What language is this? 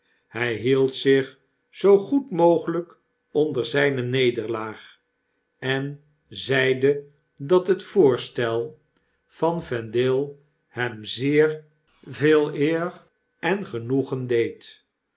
Dutch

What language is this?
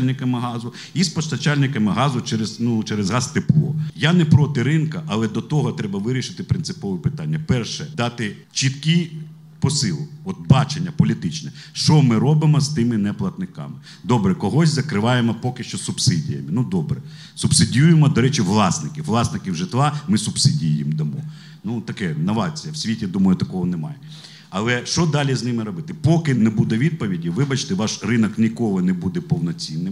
Ukrainian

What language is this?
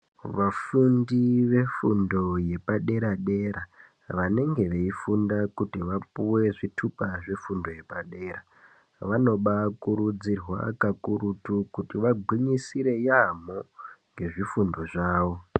Ndau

